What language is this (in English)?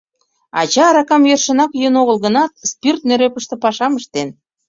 Mari